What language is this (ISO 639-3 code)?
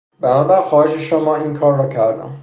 fas